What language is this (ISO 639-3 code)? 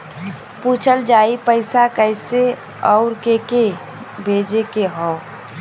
bho